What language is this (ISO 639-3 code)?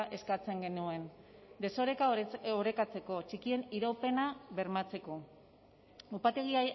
eus